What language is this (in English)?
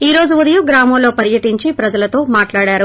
Telugu